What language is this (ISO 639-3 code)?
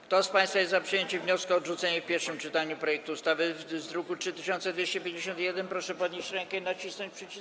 pol